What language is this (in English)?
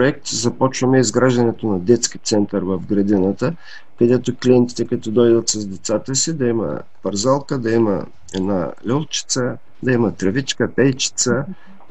Bulgarian